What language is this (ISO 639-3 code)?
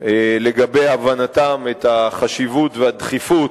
heb